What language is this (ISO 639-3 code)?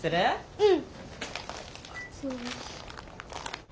jpn